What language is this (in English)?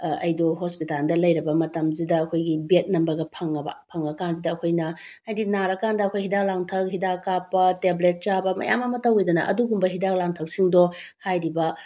Manipuri